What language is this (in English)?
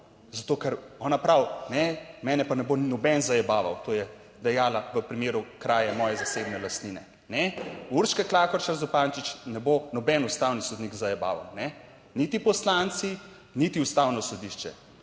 Slovenian